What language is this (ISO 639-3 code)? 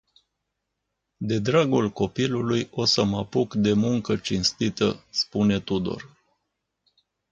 ron